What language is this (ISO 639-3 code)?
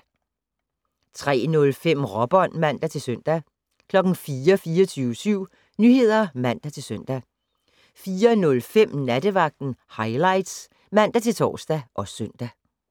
dan